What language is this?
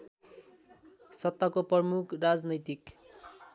Nepali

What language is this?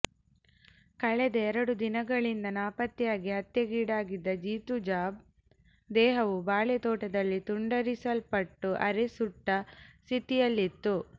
Kannada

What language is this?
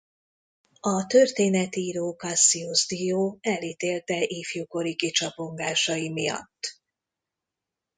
Hungarian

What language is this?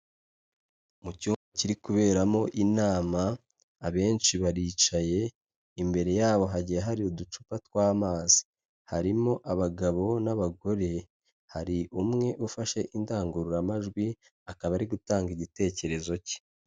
Kinyarwanda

